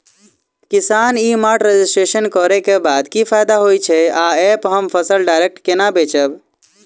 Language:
Maithili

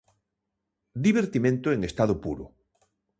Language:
Galician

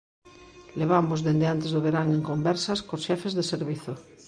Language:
Galician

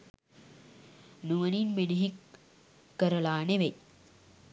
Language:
Sinhala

